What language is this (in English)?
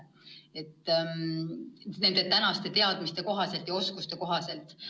Estonian